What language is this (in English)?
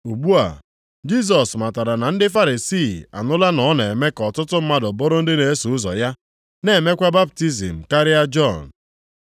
Igbo